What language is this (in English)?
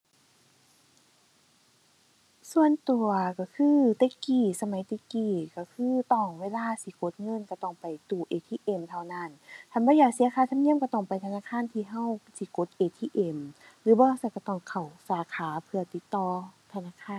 Thai